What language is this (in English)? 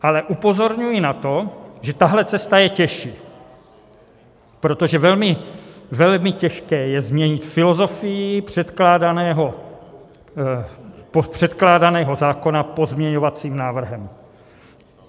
Czech